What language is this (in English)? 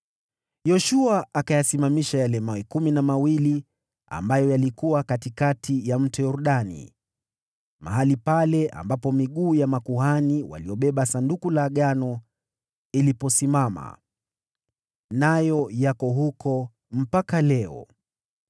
Swahili